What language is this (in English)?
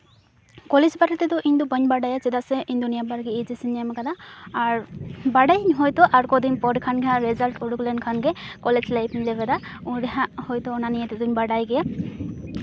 Santali